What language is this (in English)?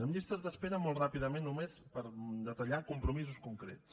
Catalan